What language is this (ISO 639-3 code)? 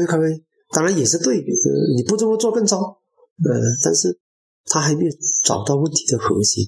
zho